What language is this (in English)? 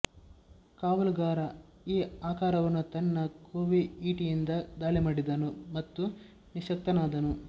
Kannada